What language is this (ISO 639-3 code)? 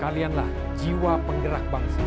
ind